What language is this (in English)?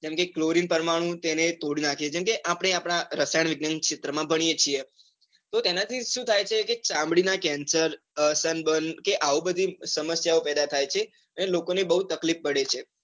Gujarati